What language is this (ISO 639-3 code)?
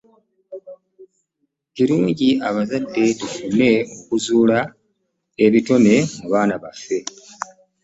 lug